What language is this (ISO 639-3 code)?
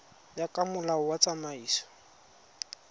tsn